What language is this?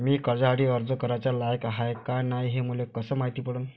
Marathi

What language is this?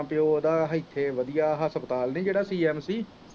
Punjabi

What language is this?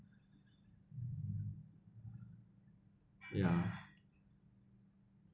English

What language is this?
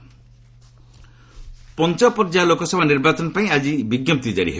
Odia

